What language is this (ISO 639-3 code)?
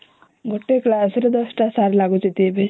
ori